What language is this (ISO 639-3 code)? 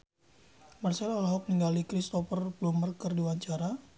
sun